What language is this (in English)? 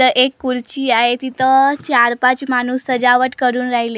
Marathi